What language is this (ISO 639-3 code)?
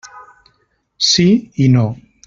cat